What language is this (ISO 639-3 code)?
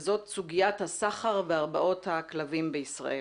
heb